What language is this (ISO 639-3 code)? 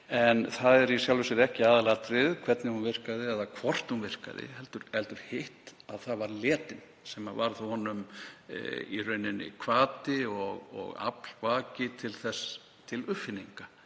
isl